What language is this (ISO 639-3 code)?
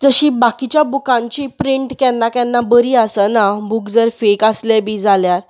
kok